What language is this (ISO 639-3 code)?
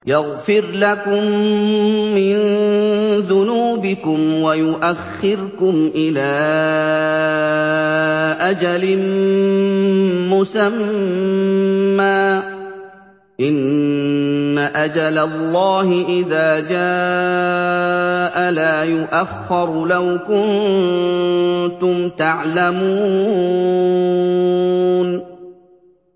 ara